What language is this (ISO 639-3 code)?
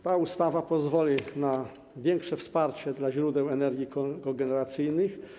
pol